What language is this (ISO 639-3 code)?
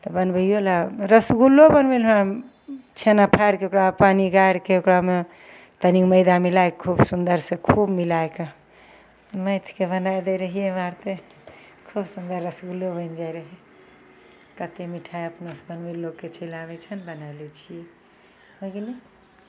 mai